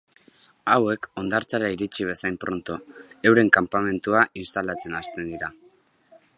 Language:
Basque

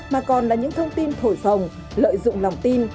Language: Vietnamese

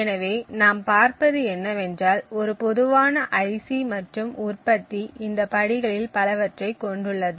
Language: Tamil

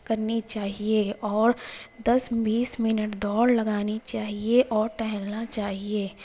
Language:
Urdu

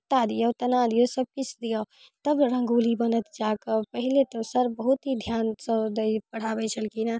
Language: Maithili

